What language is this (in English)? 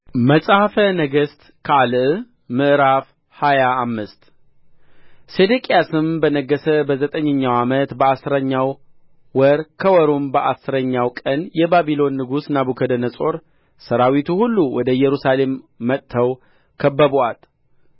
Amharic